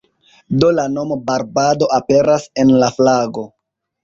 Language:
Esperanto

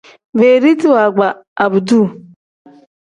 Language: Tem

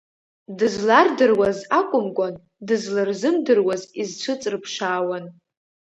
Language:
Abkhazian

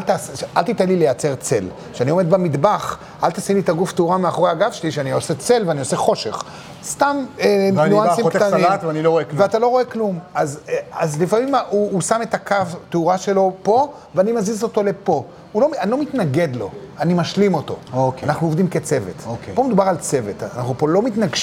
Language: Hebrew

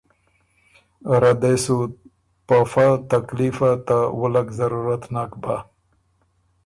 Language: Ormuri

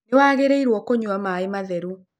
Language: Kikuyu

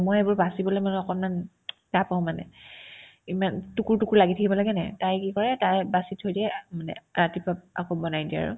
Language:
Assamese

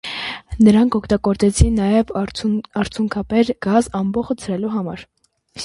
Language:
Armenian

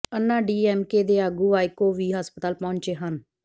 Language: Punjabi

